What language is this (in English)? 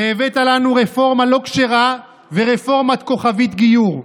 Hebrew